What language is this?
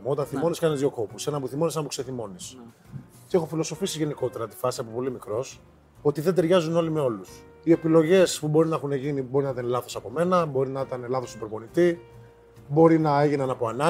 Greek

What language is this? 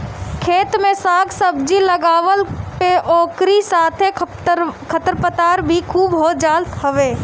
Bhojpuri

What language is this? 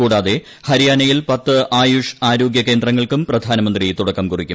Malayalam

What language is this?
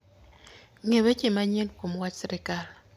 Luo (Kenya and Tanzania)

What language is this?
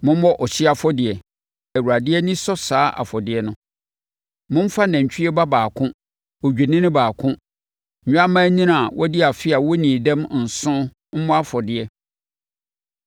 Akan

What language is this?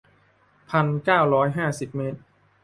Thai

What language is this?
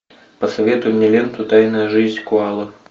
Russian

